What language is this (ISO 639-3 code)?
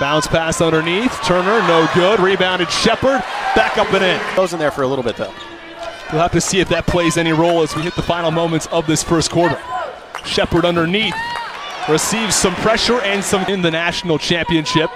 eng